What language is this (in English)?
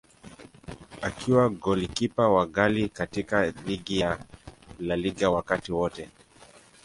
Swahili